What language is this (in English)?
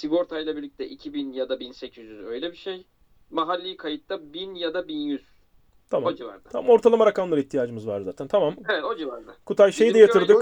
Turkish